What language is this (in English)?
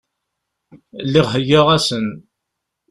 Kabyle